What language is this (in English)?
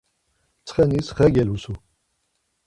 Laz